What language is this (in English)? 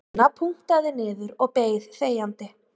Icelandic